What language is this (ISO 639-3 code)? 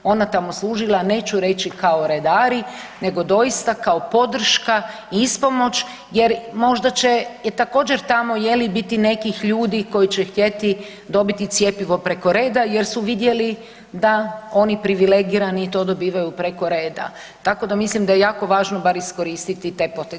hrv